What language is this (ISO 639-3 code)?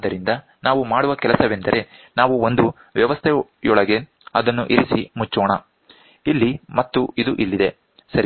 kan